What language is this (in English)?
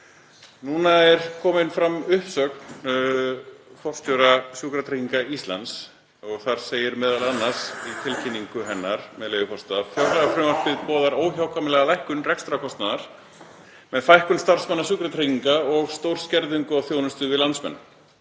Icelandic